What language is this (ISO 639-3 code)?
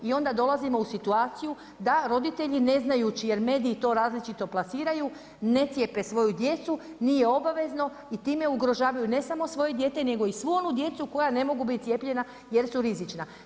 hrv